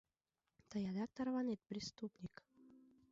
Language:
Mari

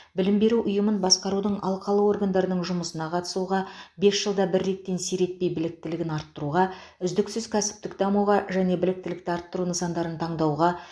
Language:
Kazakh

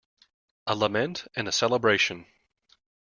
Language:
English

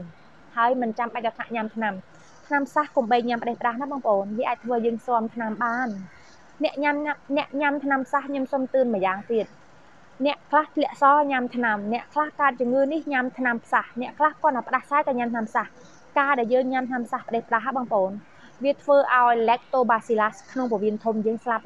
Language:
Thai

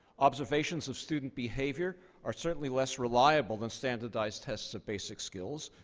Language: English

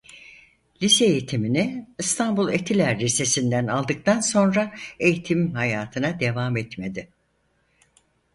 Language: Turkish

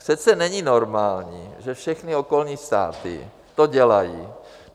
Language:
Czech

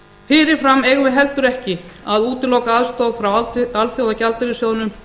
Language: Icelandic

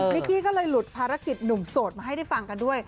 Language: Thai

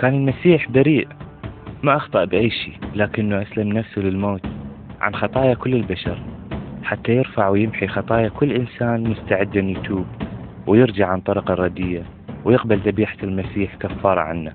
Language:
Arabic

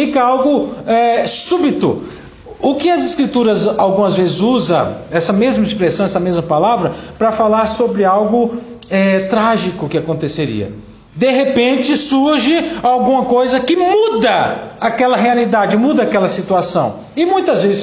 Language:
Portuguese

